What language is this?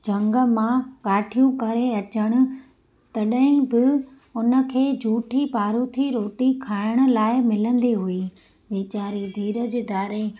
Sindhi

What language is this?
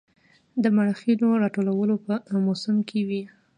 Pashto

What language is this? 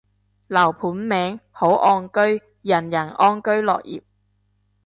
Cantonese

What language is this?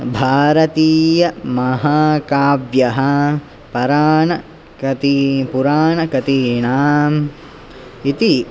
Sanskrit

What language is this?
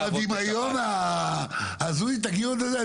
Hebrew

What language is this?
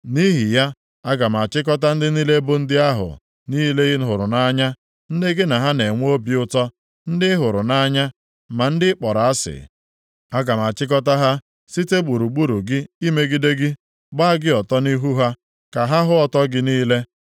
Igbo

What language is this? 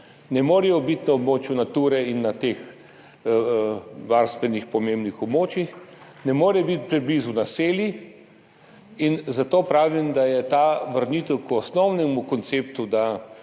Slovenian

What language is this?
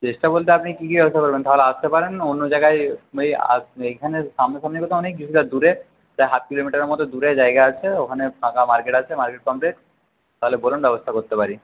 Bangla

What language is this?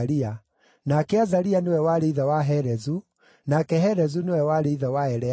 Kikuyu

